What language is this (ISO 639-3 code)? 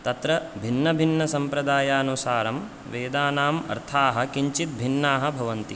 san